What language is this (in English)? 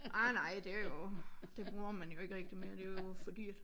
Danish